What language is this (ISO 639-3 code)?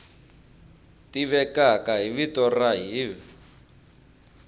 tso